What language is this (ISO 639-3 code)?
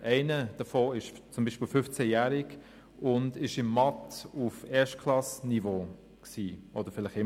gsw